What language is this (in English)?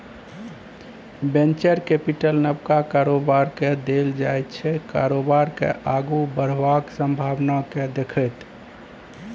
Maithili